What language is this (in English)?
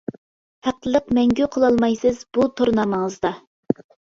Uyghur